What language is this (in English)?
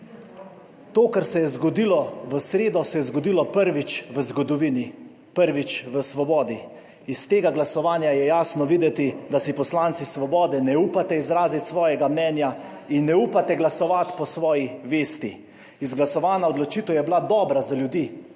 Slovenian